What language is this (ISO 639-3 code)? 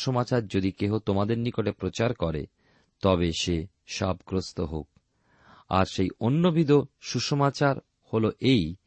ben